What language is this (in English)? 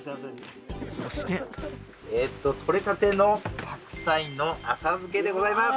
Japanese